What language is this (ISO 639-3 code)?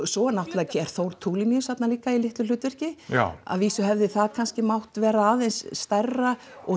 isl